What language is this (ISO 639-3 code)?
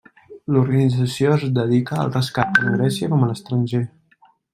cat